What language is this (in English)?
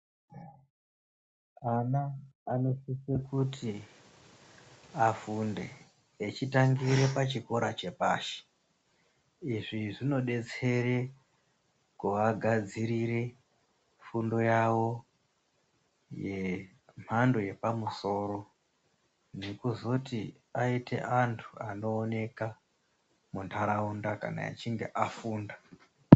Ndau